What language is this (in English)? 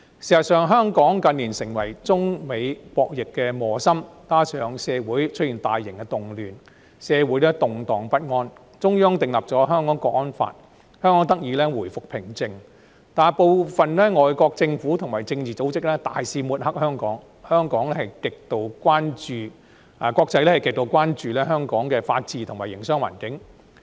Cantonese